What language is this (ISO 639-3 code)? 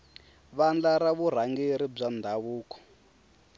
tso